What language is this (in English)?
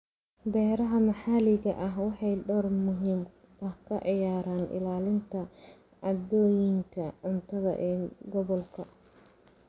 Somali